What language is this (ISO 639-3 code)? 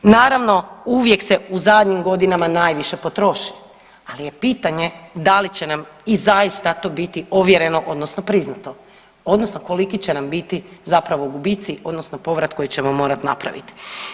hrv